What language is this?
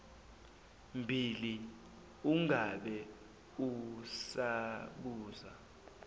Zulu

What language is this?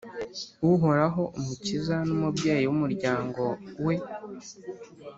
Kinyarwanda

